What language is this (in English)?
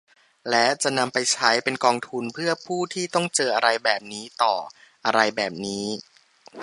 Thai